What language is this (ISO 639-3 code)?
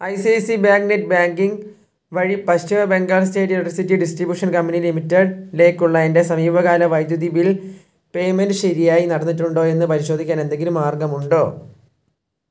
mal